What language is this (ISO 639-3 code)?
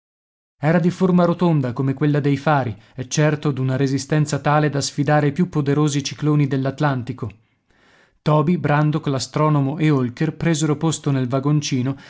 ita